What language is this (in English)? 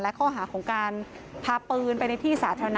Thai